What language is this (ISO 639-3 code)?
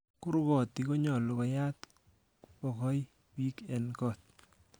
kln